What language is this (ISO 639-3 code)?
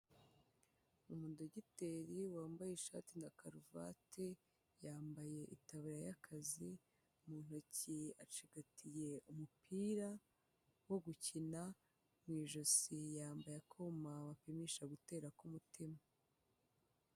kin